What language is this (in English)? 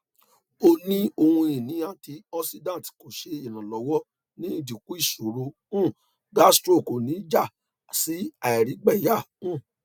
Yoruba